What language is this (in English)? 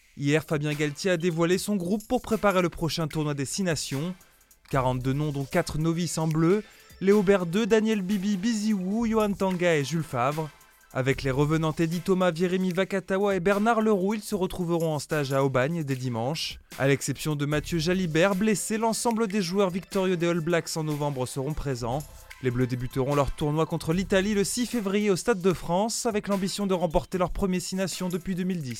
French